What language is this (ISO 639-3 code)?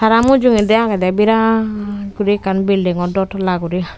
ccp